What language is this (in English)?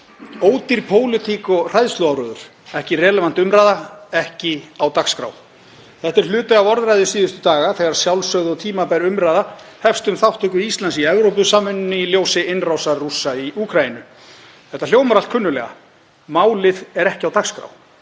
Icelandic